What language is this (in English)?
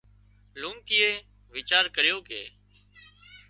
Wadiyara Koli